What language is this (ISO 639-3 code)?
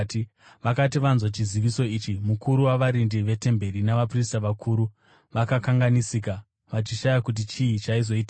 sna